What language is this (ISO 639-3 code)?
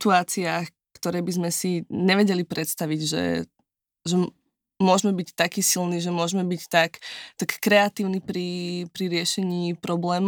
slk